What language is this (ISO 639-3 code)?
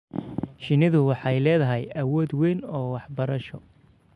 som